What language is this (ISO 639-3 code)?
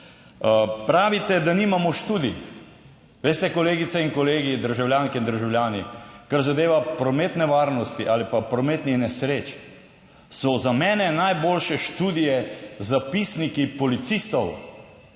slv